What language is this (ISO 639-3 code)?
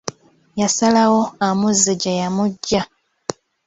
lug